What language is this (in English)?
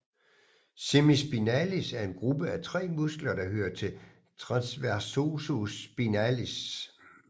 Danish